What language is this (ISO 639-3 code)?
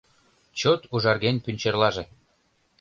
chm